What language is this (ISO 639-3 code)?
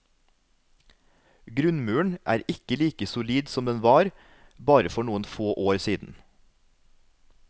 nor